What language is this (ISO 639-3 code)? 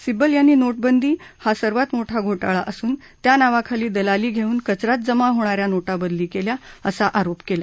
mar